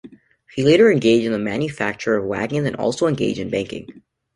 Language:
English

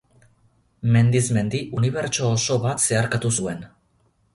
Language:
Basque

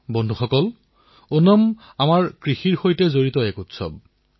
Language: Assamese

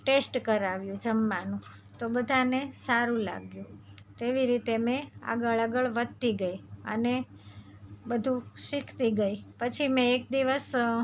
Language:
Gujarati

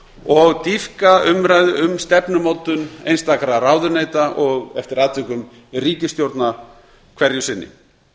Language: Icelandic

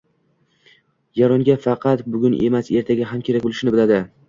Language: Uzbek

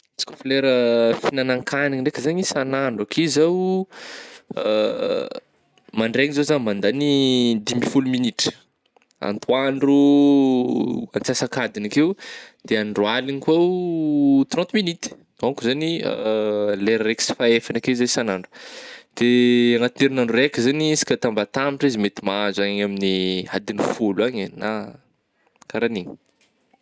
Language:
Northern Betsimisaraka Malagasy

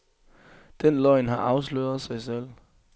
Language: Danish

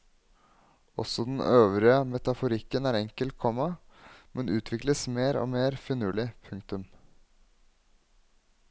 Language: Norwegian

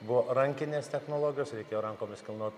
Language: Lithuanian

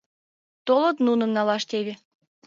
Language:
Mari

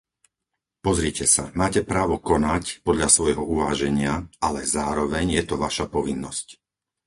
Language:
Slovak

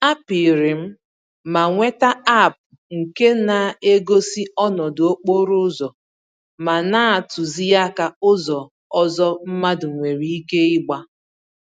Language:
Igbo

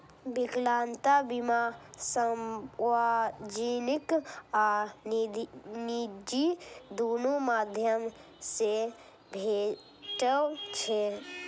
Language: Maithili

